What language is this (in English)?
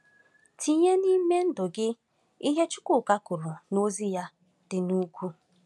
Igbo